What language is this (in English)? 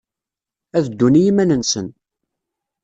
Kabyle